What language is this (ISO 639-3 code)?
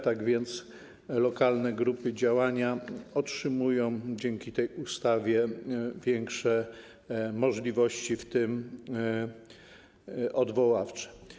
pol